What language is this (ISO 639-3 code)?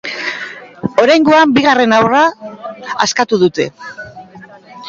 eus